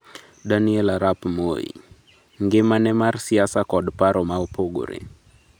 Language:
Luo (Kenya and Tanzania)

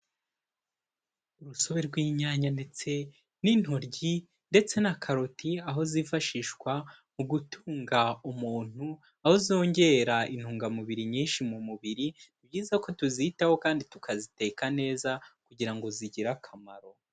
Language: Kinyarwanda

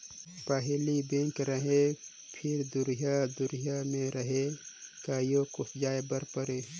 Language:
Chhattisgarhi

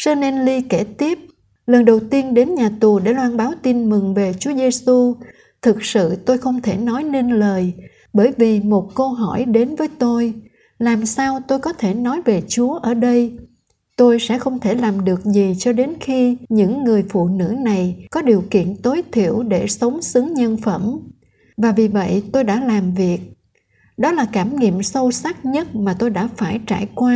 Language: Vietnamese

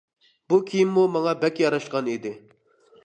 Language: Uyghur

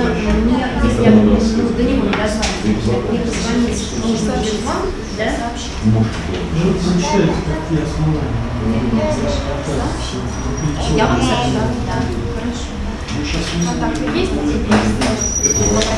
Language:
Russian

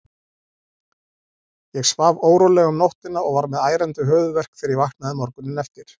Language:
Icelandic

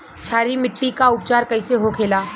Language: Bhojpuri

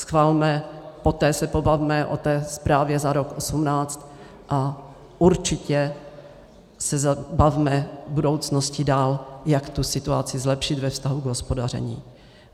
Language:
Czech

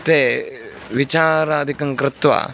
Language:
Sanskrit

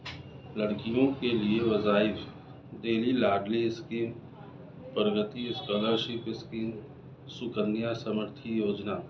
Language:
Urdu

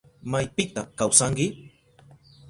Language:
Southern Pastaza Quechua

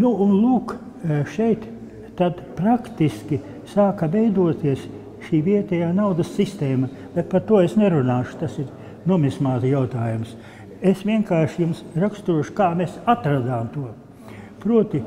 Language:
Latvian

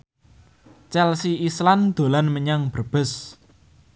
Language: Javanese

